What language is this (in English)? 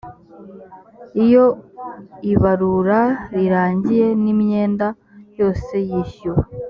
Kinyarwanda